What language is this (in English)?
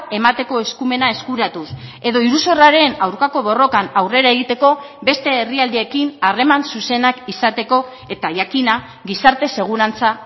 Basque